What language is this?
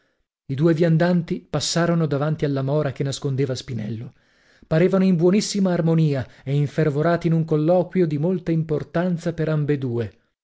Italian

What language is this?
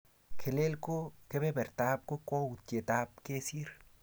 Kalenjin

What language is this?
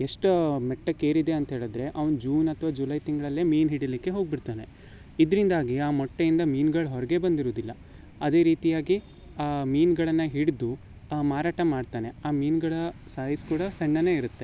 Kannada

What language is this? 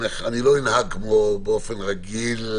Hebrew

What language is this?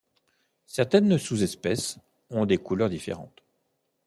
French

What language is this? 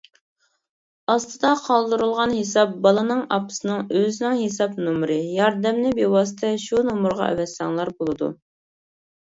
Uyghur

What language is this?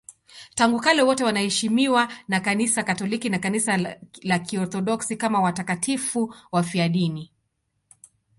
Swahili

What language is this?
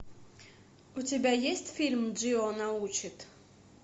Russian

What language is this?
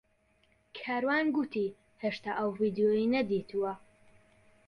Central Kurdish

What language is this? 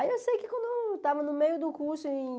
Portuguese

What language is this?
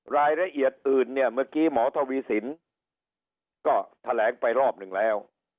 Thai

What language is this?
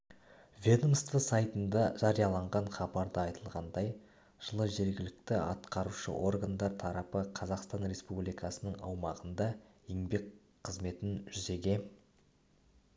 Kazakh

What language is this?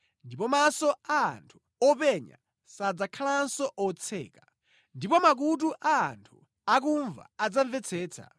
Nyanja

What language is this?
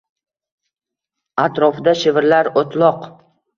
Uzbek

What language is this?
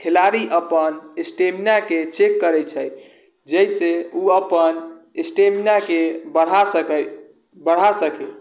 Maithili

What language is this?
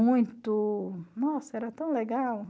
Portuguese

